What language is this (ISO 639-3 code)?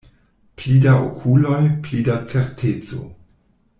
epo